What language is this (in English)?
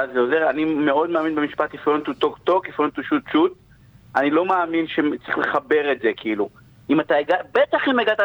Hebrew